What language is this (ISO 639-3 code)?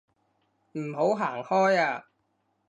yue